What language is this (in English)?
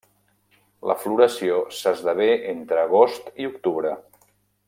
Catalan